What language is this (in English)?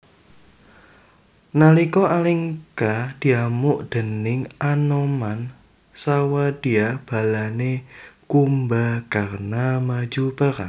Javanese